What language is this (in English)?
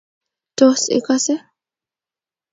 Kalenjin